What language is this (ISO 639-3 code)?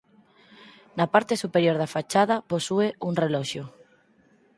glg